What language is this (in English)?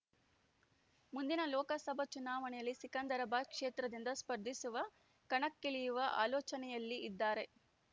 Kannada